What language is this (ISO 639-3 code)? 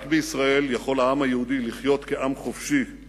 heb